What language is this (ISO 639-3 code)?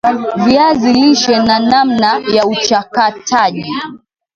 swa